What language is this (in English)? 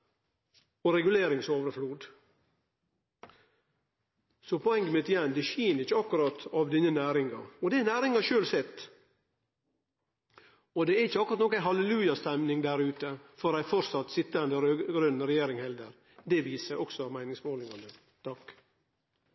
Norwegian Nynorsk